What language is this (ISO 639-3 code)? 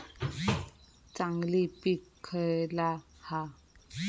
mar